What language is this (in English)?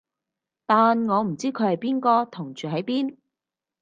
Cantonese